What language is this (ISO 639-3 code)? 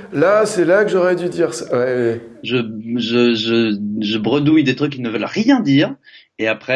fra